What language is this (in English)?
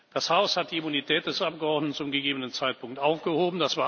German